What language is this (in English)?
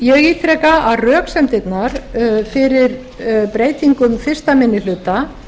Icelandic